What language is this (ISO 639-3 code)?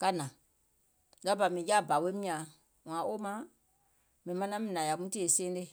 gol